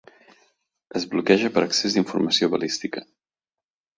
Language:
Catalan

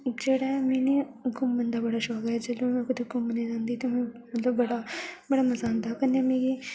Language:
Dogri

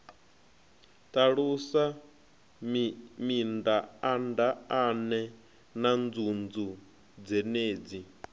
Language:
Venda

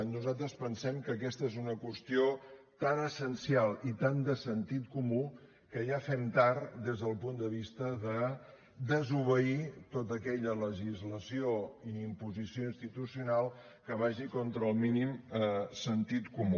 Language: Catalan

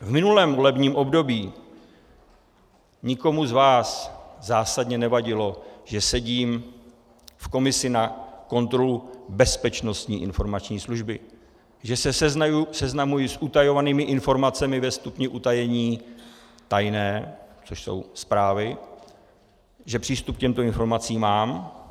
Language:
Czech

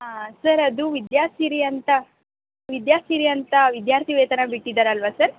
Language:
Kannada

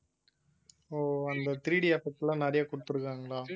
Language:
Tamil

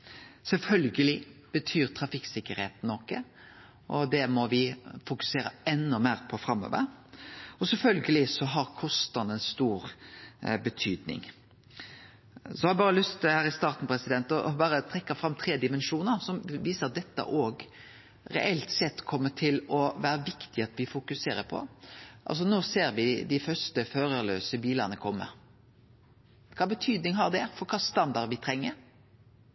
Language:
Norwegian Nynorsk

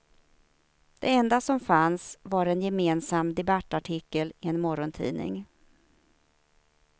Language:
Swedish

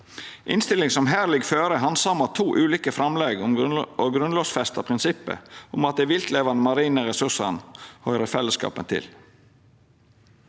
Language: Norwegian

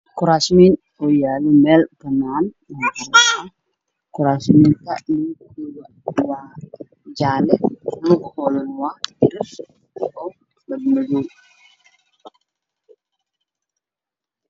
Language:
Somali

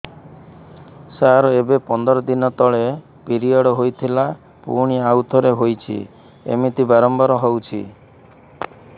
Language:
Odia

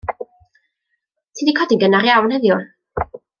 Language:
Welsh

